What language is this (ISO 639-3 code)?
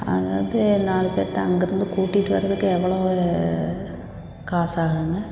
tam